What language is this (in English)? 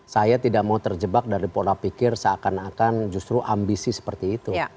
Indonesian